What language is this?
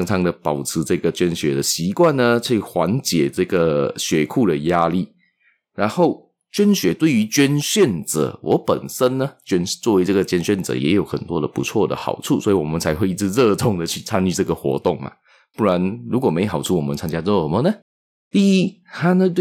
Chinese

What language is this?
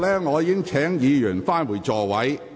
Cantonese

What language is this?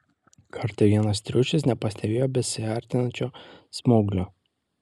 Lithuanian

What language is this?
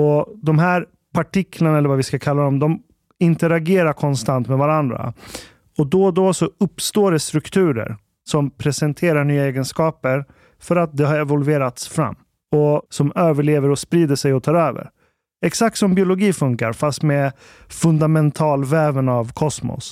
Swedish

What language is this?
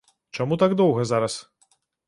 Belarusian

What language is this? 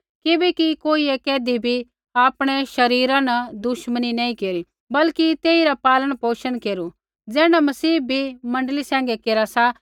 Kullu Pahari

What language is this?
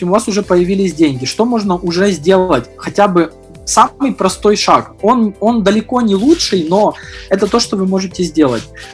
Russian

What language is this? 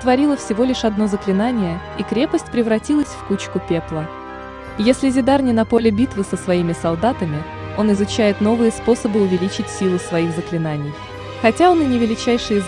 Russian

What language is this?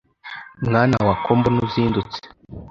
Kinyarwanda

